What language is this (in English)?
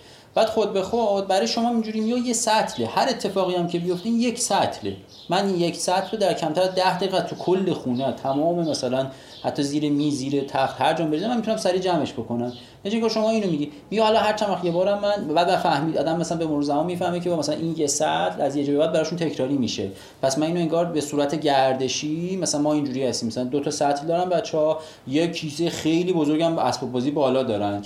Persian